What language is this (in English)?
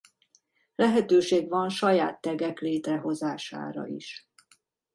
Hungarian